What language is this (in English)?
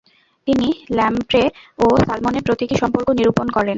Bangla